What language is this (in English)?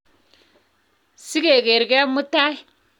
Kalenjin